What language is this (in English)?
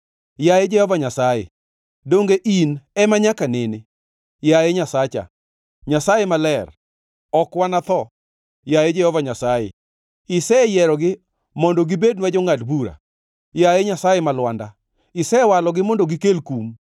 Luo (Kenya and Tanzania)